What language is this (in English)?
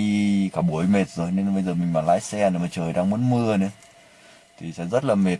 Vietnamese